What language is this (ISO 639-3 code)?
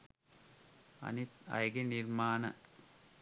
sin